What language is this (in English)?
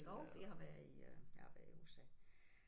Danish